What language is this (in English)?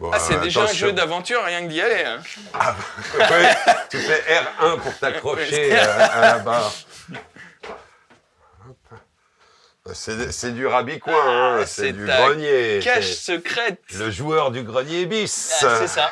French